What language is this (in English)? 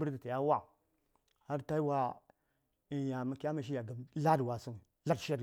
Saya